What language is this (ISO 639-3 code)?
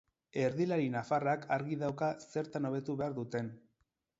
eus